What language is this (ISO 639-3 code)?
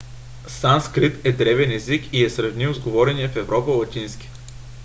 bul